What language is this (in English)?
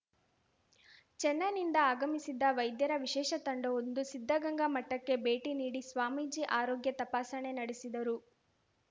Kannada